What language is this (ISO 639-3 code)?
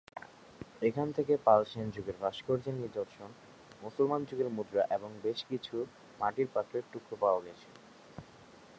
ben